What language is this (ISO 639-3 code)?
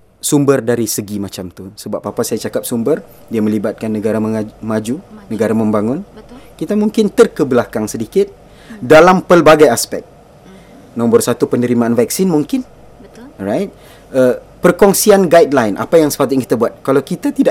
msa